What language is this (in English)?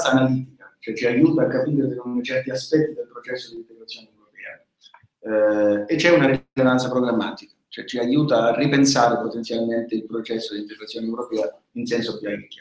Italian